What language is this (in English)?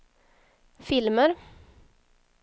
Swedish